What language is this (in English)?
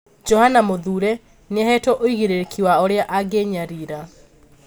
Kikuyu